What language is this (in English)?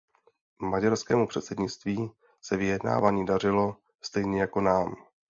Czech